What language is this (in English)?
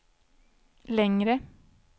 Swedish